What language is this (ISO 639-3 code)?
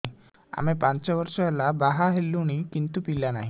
ori